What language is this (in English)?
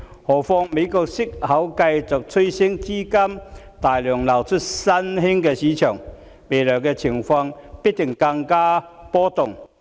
Cantonese